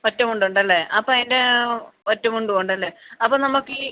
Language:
Malayalam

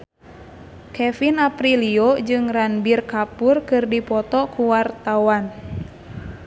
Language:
Sundanese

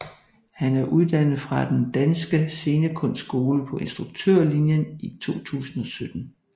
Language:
Danish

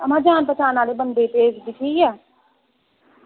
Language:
Dogri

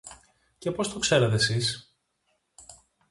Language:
Greek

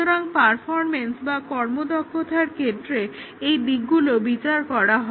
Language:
Bangla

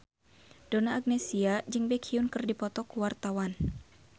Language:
Sundanese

